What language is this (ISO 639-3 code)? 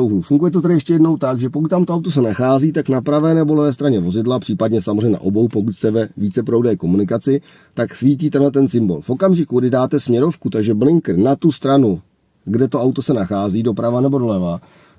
ces